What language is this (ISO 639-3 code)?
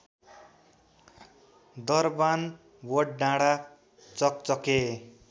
nep